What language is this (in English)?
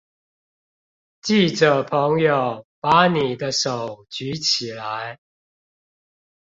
Chinese